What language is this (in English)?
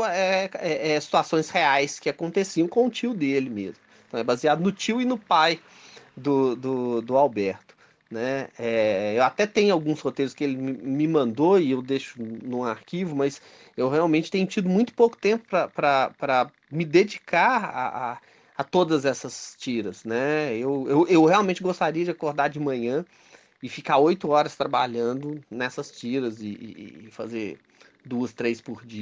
Portuguese